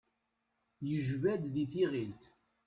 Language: Kabyle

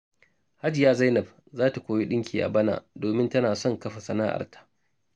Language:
Hausa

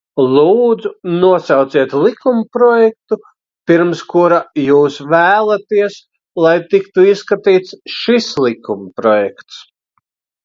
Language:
Latvian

